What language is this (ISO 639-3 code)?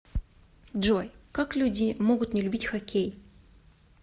rus